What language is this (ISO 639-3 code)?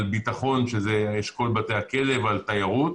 heb